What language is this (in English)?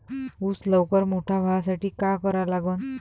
Marathi